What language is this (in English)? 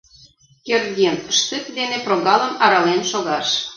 Mari